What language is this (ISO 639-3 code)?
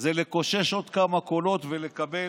heb